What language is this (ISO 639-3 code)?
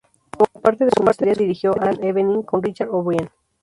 spa